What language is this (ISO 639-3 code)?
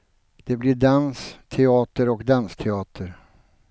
swe